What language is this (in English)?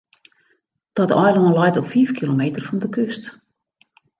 Western Frisian